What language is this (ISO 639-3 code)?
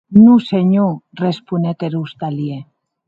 oci